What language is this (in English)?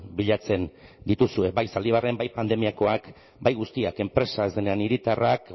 Basque